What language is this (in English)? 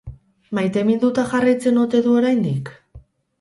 Basque